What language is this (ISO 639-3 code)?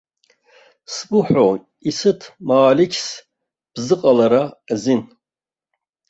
abk